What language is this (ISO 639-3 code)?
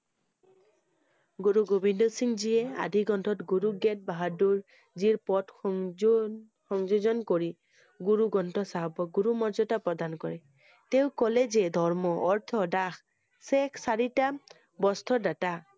asm